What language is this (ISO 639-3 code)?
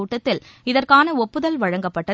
tam